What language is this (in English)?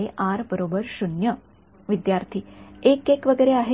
Marathi